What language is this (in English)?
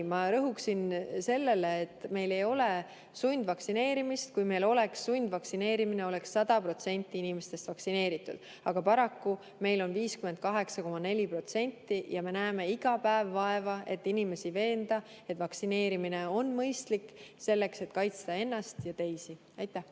Estonian